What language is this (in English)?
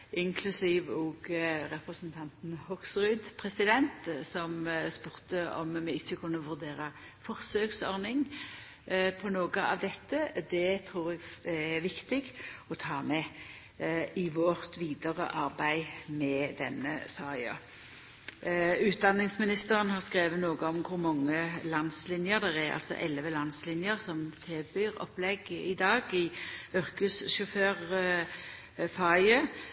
Norwegian Nynorsk